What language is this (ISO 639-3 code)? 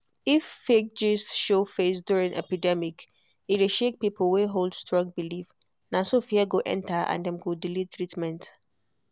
pcm